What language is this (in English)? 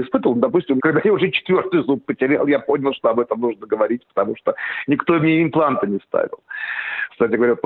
Russian